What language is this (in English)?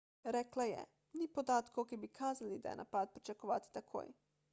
Slovenian